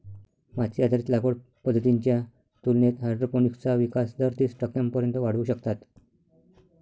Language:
Marathi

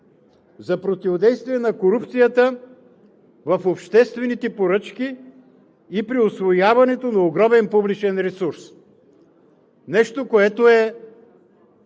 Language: Bulgarian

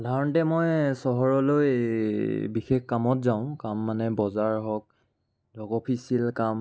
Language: Assamese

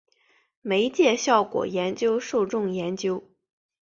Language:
Chinese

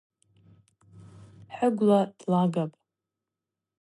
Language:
Abaza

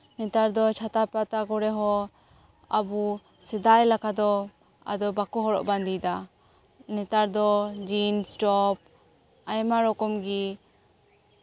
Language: Santali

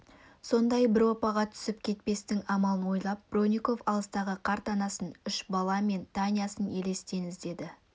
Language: Kazakh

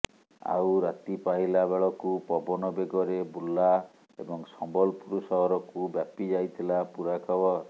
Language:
Odia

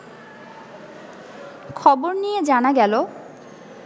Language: Bangla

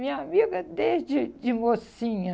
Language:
Portuguese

